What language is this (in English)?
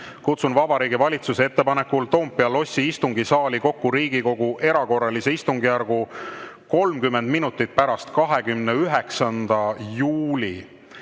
Estonian